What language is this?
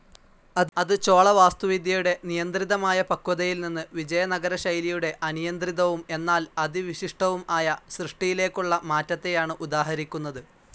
Malayalam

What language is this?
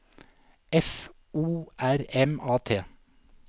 Norwegian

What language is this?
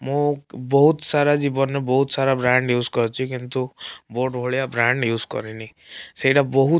Odia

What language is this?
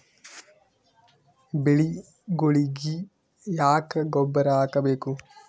Kannada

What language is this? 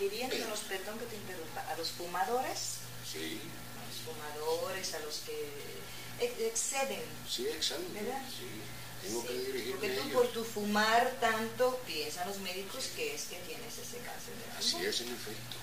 Spanish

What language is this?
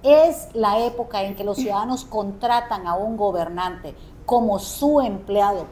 Spanish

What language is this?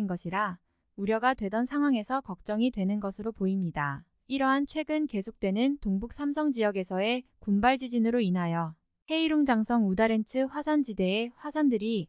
Korean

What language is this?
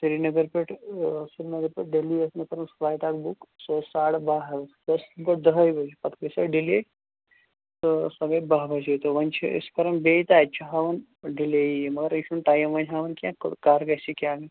Kashmiri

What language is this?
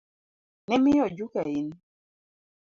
Luo (Kenya and Tanzania)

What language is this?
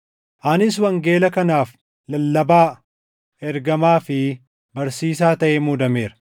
Oromo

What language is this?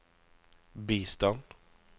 Norwegian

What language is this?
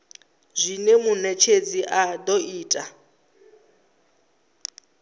Venda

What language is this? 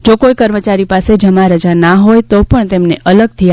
Gujarati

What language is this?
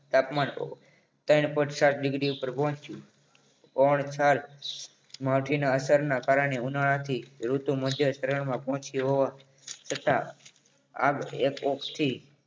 Gujarati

